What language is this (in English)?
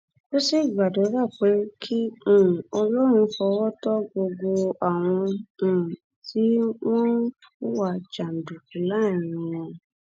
Yoruba